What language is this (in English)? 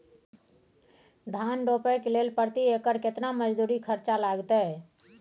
Maithili